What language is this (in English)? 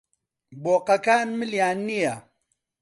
Central Kurdish